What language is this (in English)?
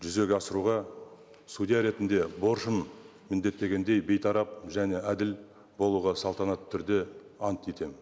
Kazakh